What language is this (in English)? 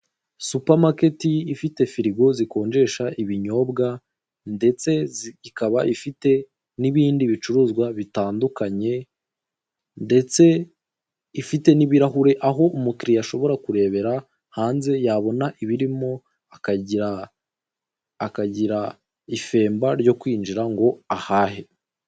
Kinyarwanda